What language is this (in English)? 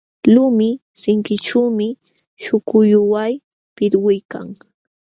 Jauja Wanca Quechua